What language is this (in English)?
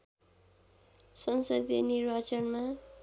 Nepali